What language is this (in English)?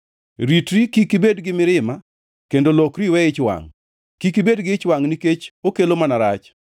Luo (Kenya and Tanzania)